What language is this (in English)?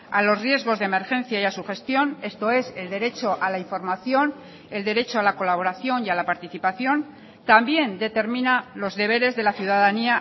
Spanish